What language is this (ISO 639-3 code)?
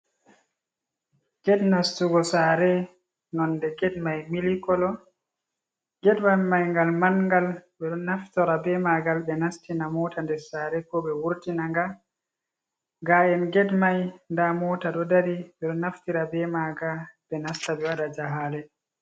ful